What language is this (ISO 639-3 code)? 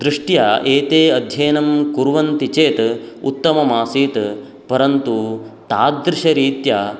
san